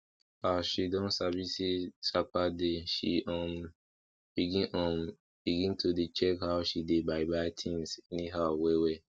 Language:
Nigerian Pidgin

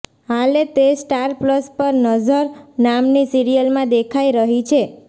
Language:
Gujarati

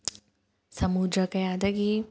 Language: Manipuri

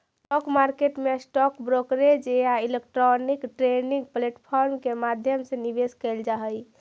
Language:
Magahi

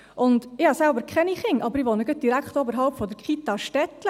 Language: Swiss German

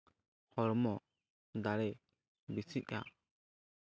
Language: Santali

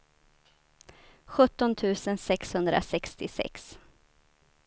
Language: Swedish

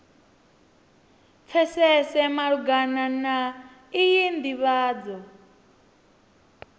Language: Venda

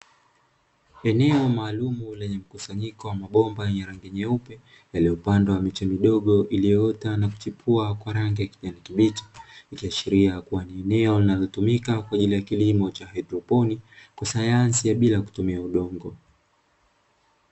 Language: Swahili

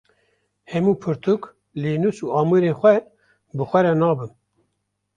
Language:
Kurdish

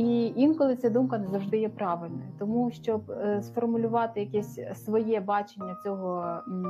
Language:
Ukrainian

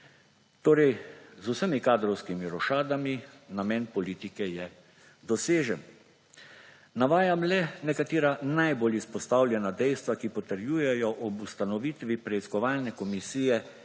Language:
Slovenian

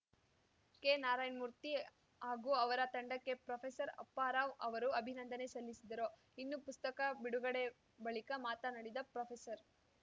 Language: Kannada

